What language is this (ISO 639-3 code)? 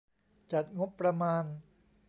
tha